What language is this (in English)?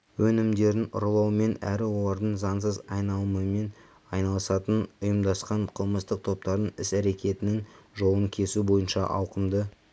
Kazakh